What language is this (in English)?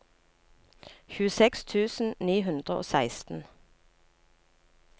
Norwegian